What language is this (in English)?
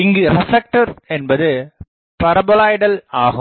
Tamil